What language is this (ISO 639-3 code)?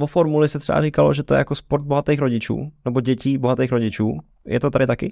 ces